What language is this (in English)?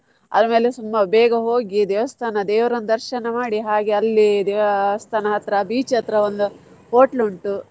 Kannada